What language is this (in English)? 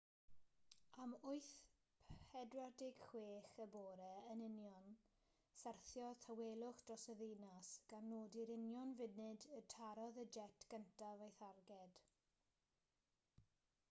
Welsh